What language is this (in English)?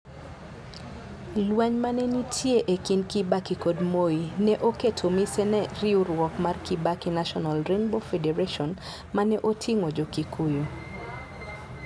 Luo (Kenya and Tanzania)